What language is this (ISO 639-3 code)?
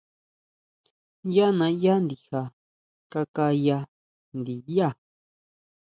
mau